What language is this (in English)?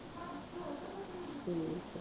Punjabi